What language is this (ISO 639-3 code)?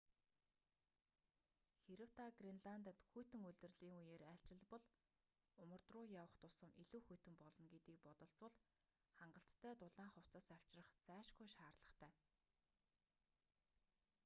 mon